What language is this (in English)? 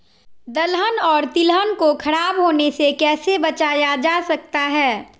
Magahi